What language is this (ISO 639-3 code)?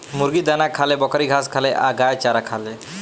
bho